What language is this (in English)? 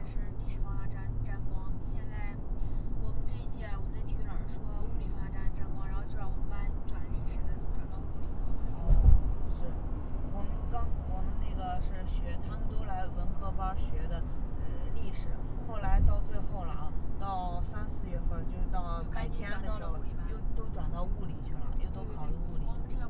Chinese